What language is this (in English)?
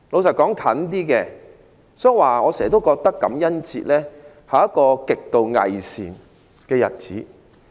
Cantonese